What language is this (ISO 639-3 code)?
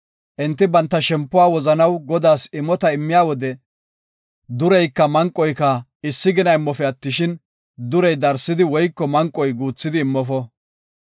gof